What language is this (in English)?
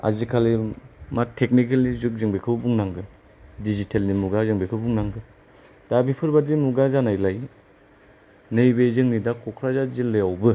Bodo